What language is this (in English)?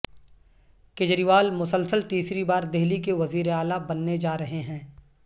Urdu